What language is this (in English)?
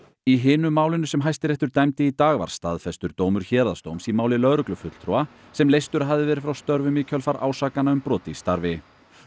Icelandic